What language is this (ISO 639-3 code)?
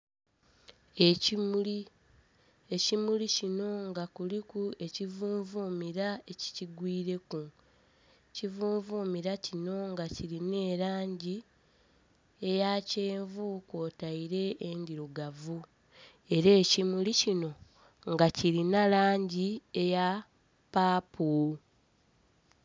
xog